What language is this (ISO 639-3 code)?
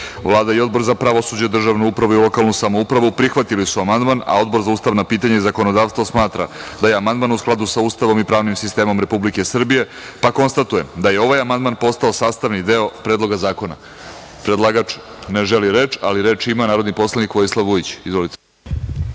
srp